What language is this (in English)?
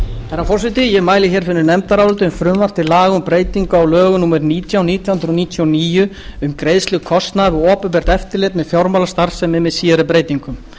Icelandic